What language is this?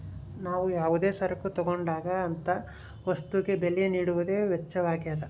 Kannada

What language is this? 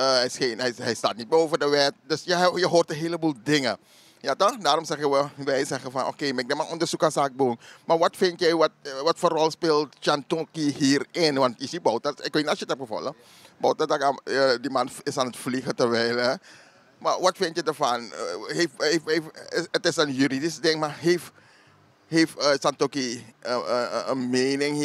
Dutch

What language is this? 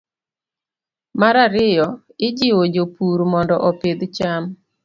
Luo (Kenya and Tanzania)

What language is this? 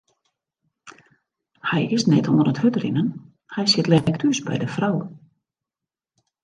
Western Frisian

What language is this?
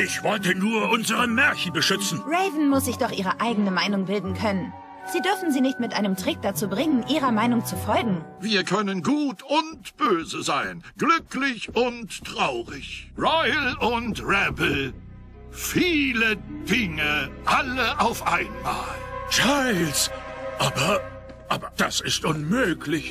German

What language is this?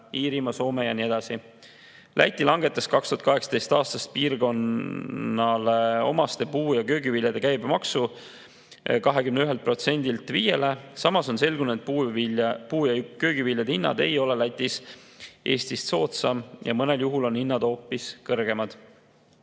Estonian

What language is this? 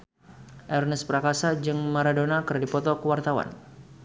Sundanese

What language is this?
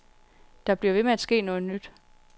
Danish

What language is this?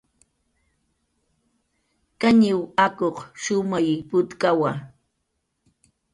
Jaqaru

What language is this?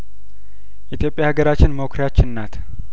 Amharic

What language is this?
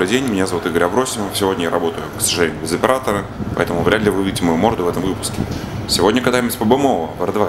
Russian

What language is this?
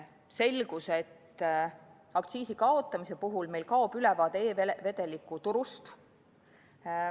Estonian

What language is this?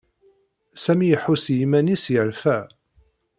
Kabyle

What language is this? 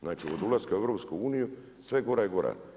Croatian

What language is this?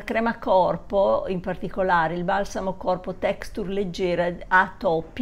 Italian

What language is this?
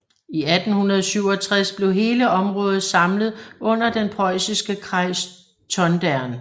Danish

